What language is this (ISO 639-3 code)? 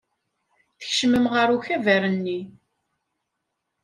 kab